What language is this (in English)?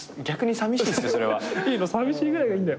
Japanese